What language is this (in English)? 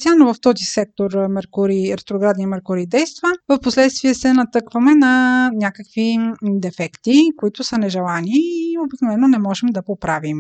Bulgarian